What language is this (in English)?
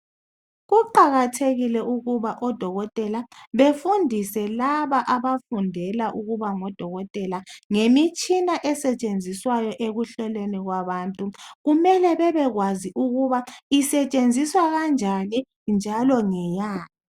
North Ndebele